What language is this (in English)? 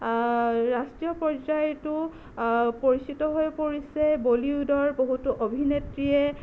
Assamese